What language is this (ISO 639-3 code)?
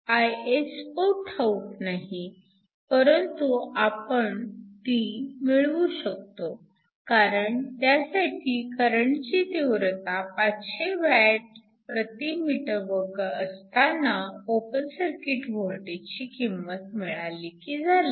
mar